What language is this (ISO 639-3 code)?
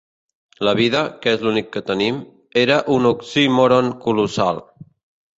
cat